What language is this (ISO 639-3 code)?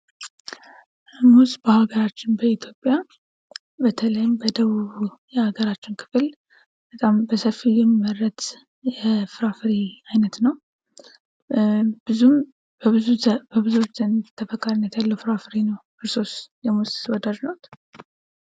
amh